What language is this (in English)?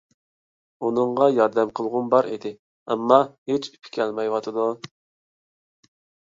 Uyghur